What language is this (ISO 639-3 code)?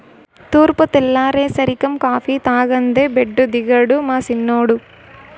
tel